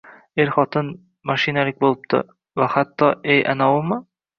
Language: Uzbek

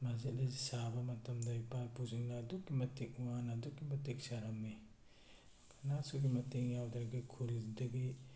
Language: Manipuri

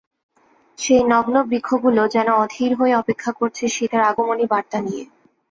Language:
Bangla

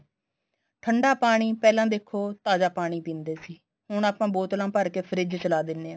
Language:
Punjabi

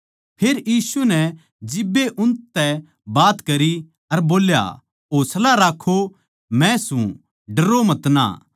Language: Haryanvi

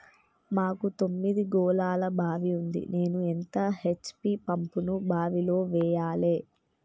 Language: Telugu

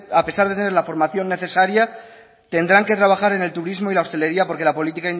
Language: Spanish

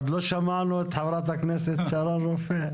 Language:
Hebrew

